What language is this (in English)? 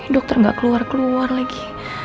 Indonesian